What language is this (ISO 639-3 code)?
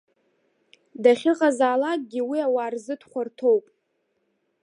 abk